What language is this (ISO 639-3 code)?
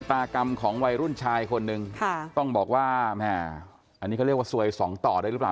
tha